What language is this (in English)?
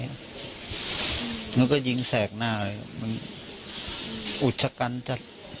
Thai